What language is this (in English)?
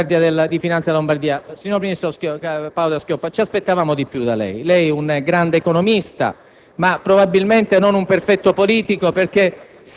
Italian